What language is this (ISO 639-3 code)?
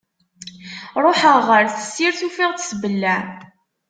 kab